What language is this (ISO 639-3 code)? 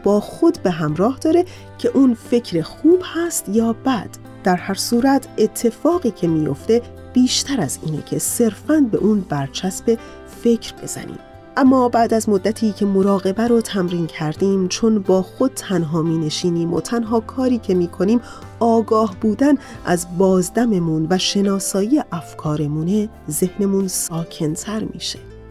fas